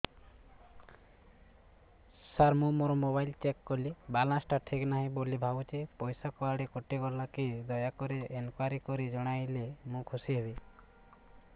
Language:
Odia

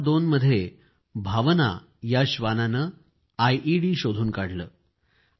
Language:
Marathi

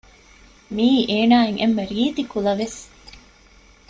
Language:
Divehi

